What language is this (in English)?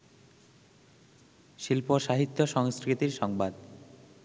Bangla